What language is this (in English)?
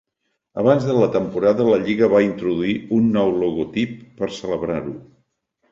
Catalan